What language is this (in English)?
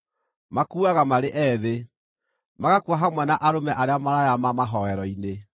Kikuyu